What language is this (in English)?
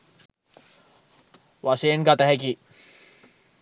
Sinhala